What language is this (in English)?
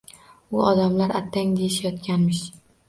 Uzbek